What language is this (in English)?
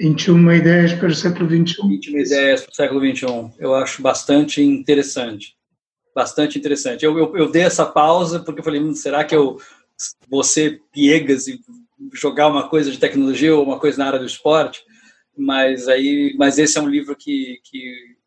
Portuguese